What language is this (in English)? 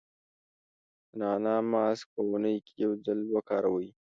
Pashto